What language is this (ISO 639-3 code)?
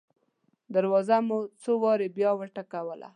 pus